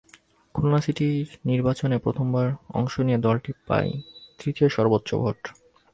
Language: Bangla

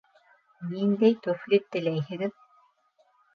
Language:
Bashkir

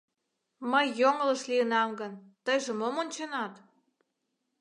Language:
Mari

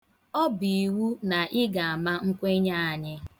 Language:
Igbo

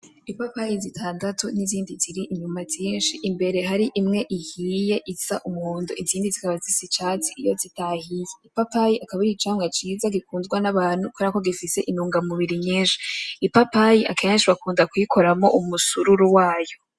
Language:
Rundi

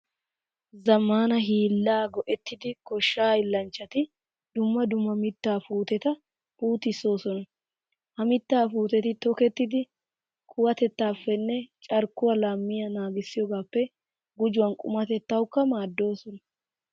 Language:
Wolaytta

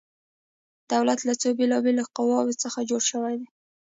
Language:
Pashto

